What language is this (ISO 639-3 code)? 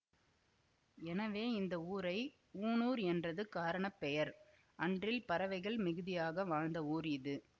tam